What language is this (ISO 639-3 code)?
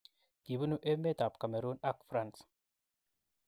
kln